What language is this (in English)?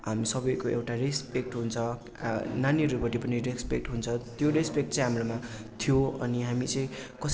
Nepali